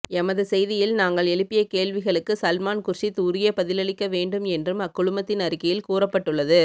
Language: Tamil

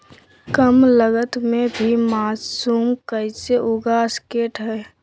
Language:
Magahi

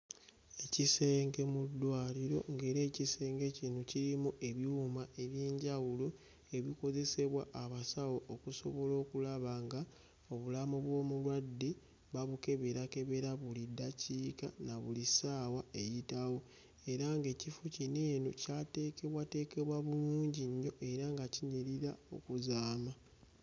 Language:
Ganda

